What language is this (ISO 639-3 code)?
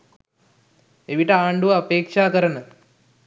sin